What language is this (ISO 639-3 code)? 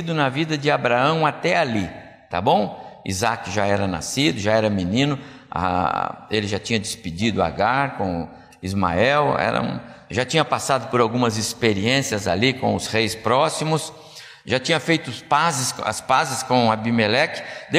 por